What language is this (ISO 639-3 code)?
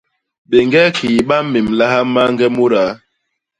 bas